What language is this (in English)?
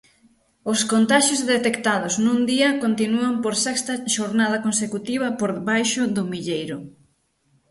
Galician